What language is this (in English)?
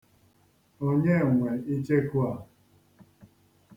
Igbo